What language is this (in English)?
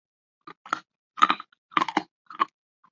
Chinese